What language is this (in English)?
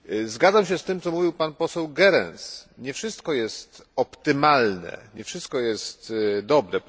Polish